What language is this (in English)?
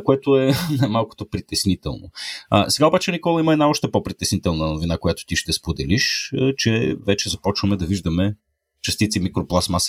Bulgarian